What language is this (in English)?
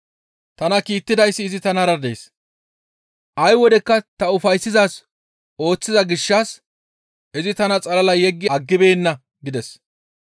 Gamo